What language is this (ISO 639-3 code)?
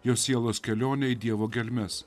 lit